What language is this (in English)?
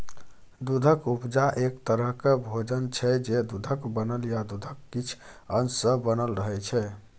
Maithili